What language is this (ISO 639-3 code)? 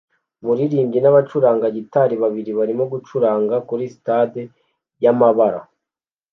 kin